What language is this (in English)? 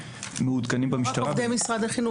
Hebrew